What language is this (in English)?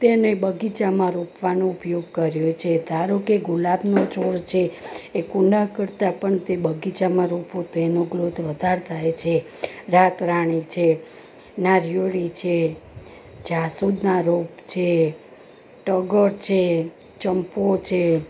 Gujarati